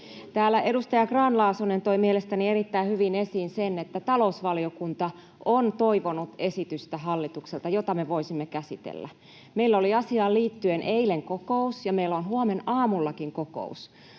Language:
Finnish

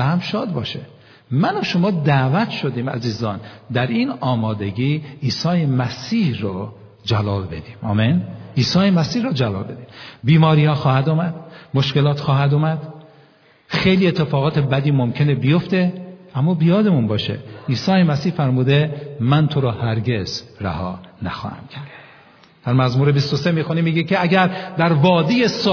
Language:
Persian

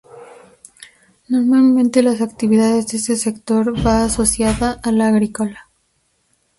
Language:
Spanish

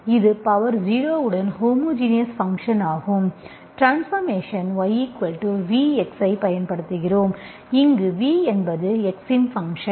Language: Tamil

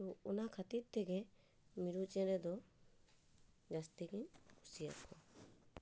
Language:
Santali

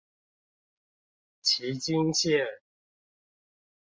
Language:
Chinese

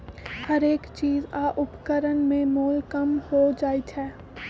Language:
Magahi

